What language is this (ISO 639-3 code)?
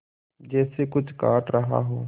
hin